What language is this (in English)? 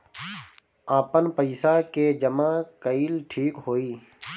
Bhojpuri